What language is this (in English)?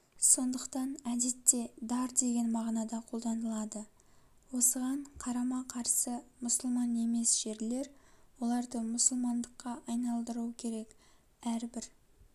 Kazakh